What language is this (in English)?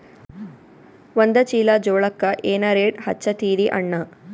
Kannada